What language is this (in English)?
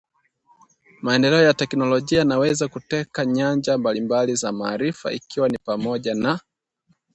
Swahili